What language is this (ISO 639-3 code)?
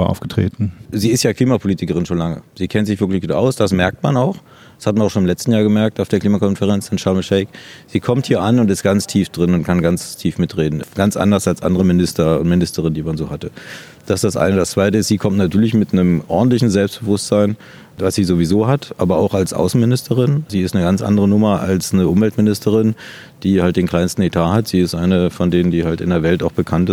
deu